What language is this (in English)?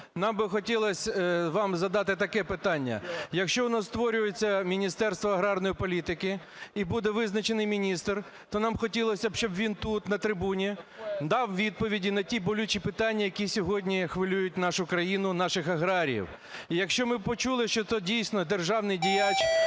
Ukrainian